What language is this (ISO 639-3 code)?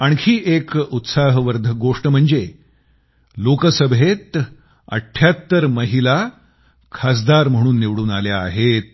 mar